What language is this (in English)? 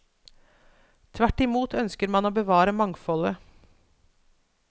Norwegian